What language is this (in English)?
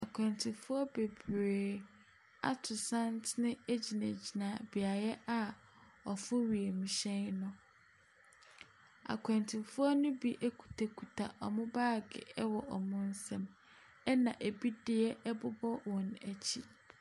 Akan